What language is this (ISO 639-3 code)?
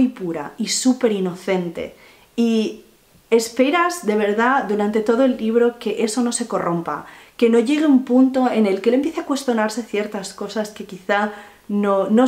spa